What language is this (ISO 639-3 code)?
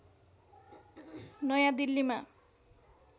nep